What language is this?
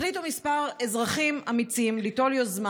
Hebrew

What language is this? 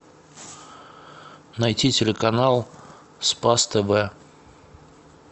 Russian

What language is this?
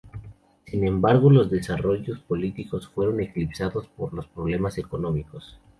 Spanish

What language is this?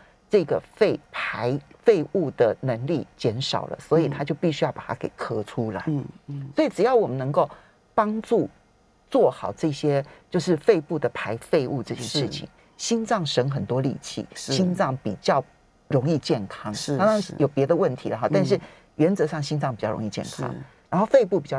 Chinese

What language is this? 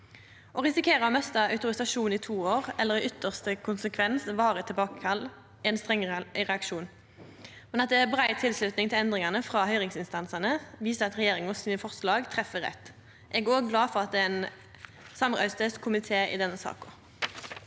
Norwegian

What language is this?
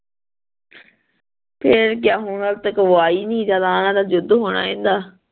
Punjabi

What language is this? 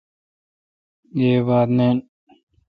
Kalkoti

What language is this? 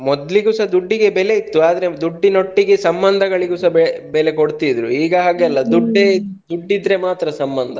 Kannada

